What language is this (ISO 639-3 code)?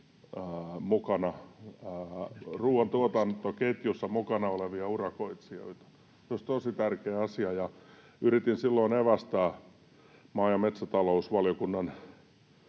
fin